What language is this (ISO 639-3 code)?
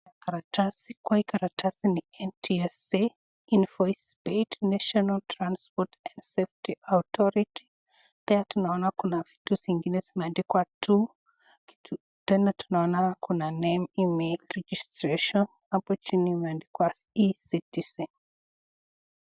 swa